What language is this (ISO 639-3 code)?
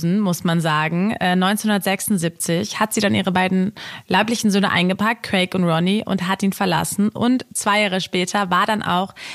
deu